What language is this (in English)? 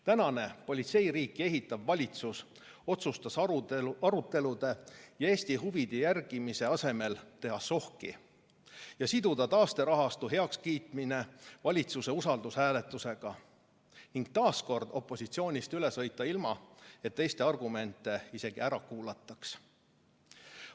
Estonian